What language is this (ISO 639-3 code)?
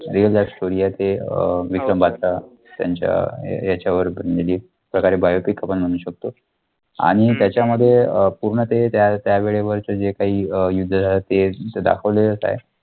mar